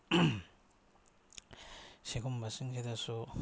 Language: Manipuri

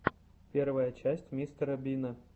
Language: Russian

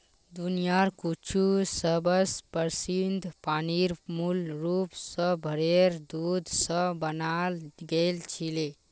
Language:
Magahi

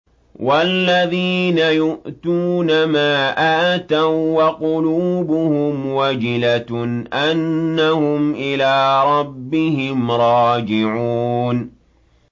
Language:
Arabic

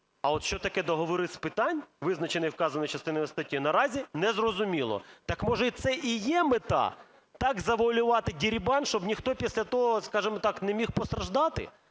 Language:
Ukrainian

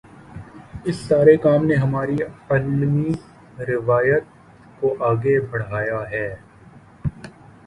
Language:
Urdu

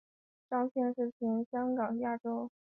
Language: Chinese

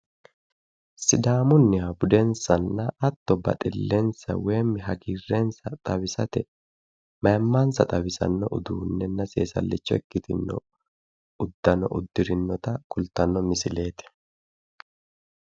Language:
Sidamo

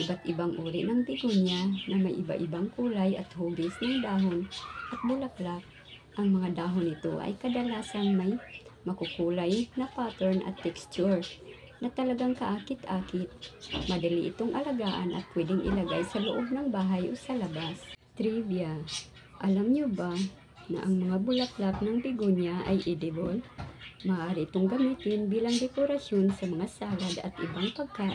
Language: Filipino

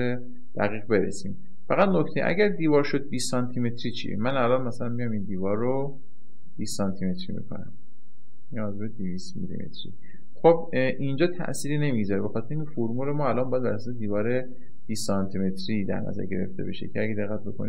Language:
Persian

